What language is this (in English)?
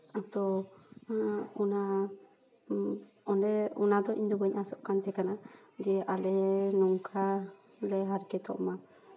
Santali